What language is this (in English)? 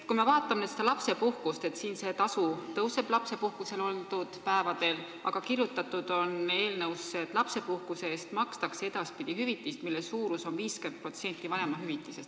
Estonian